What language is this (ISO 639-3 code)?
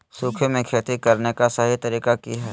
mag